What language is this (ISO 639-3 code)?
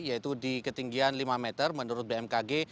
ind